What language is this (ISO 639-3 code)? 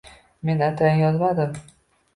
uzb